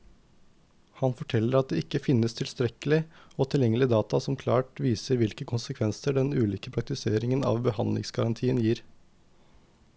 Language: Norwegian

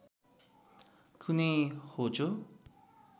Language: Nepali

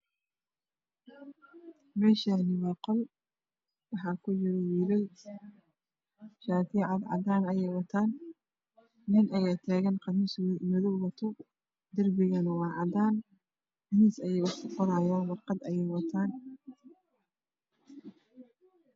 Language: Somali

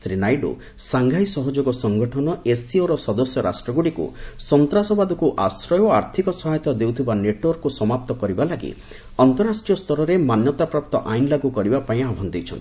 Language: Odia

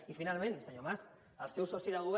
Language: Catalan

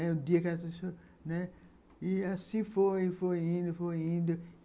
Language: Portuguese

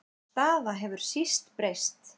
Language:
Icelandic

